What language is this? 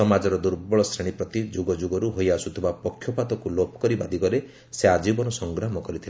Odia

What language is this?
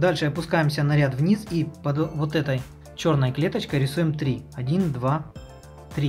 Russian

